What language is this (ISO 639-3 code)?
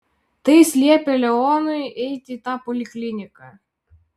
lit